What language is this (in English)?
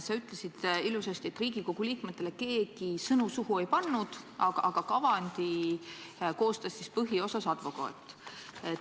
Estonian